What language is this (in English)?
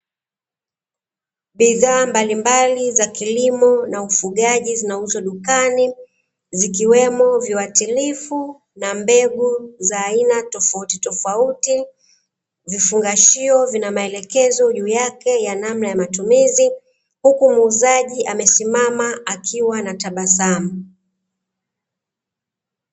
Swahili